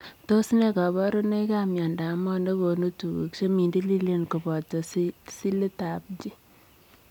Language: Kalenjin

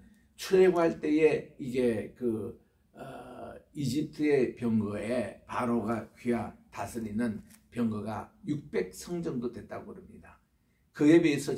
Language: Korean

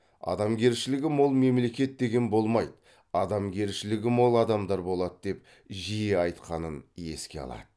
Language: Kazakh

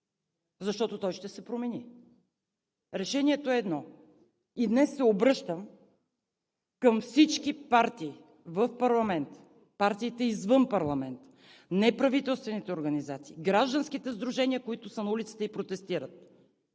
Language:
Bulgarian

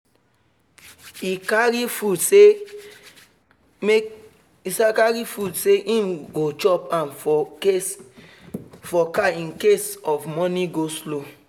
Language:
Nigerian Pidgin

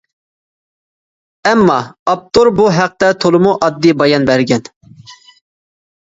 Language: Uyghur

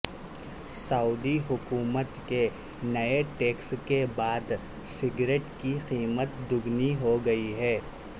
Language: Urdu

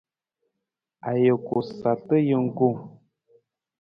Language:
Nawdm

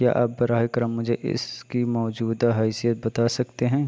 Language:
Urdu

